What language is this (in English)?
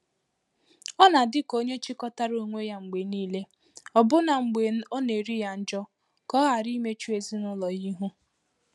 Igbo